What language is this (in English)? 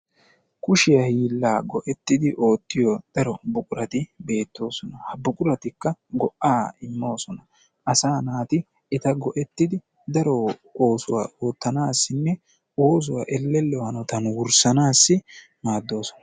Wolaytta